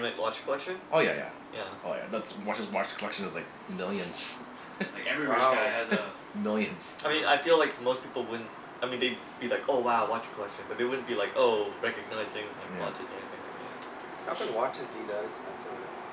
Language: English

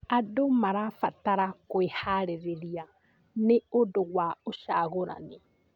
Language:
Kikuyu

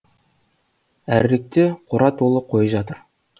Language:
Kazakh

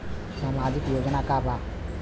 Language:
Bhojpuri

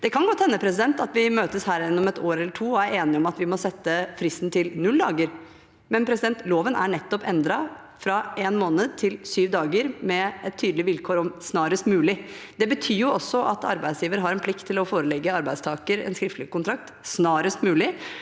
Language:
Norwegian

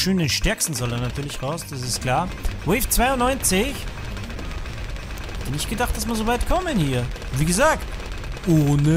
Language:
German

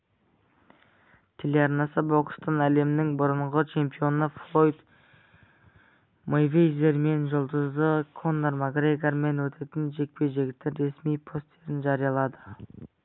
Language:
Kazakh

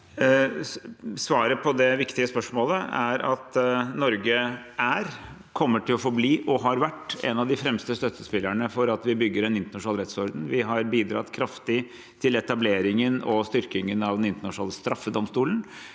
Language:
Norwegian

